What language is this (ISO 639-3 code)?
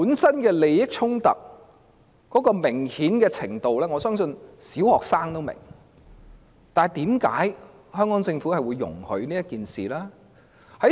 yue